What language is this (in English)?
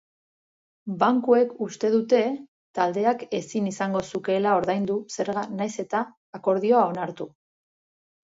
Basque